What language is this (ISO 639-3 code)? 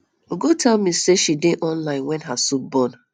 pcm